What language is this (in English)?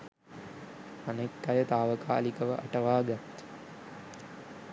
Sinhala